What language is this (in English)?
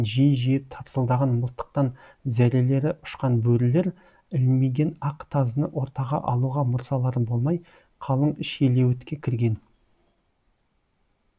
Kazakh